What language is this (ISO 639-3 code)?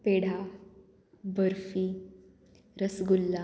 kok